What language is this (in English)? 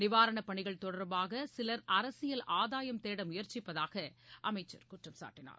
Tamil